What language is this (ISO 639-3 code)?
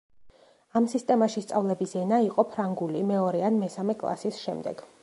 kat